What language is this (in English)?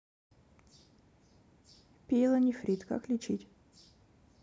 Russian